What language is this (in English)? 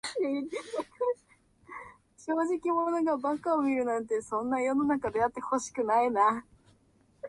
Japanese